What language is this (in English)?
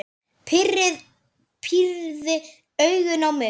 Icelandic